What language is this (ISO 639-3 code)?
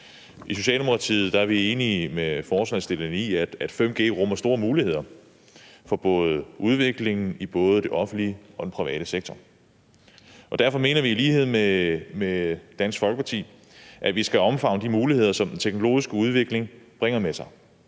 dan